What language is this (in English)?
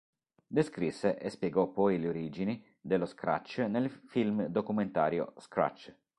Italian